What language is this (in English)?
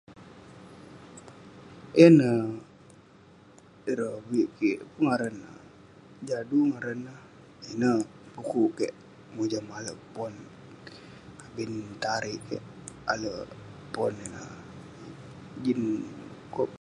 Western Penan